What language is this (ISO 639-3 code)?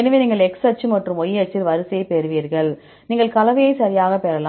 tam